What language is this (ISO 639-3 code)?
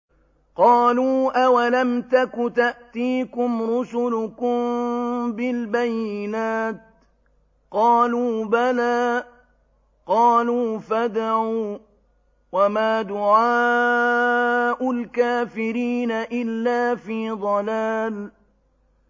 ara